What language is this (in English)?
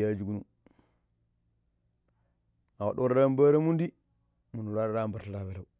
Pero